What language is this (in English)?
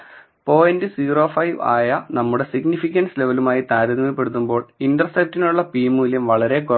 Malayalam